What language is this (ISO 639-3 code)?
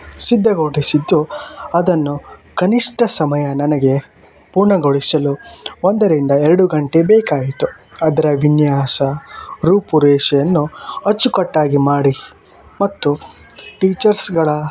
kan